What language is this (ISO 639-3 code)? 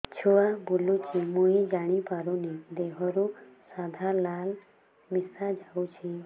ori